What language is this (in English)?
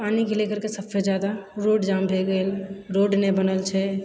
Maithili